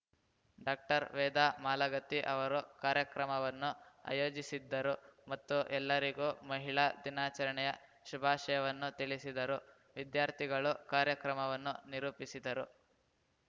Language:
Kannada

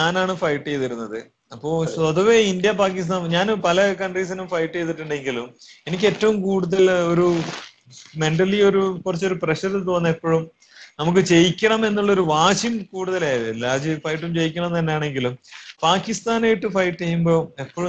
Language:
Malayalam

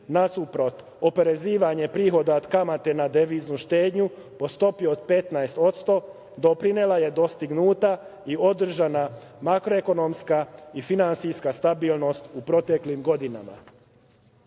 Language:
Serbian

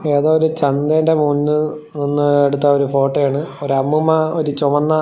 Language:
Malayalam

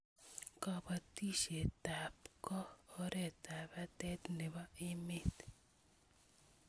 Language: Kalenjin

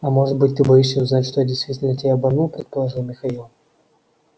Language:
Russian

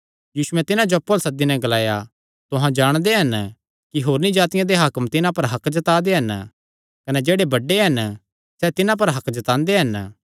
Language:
Kangri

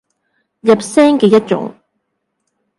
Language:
Cantonese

